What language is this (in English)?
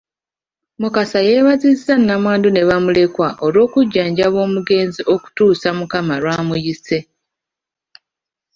Ganda